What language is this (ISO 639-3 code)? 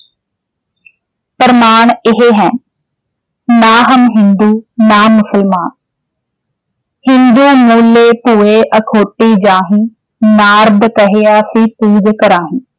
pan